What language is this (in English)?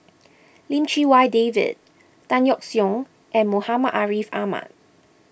English